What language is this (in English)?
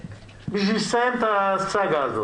Hebrew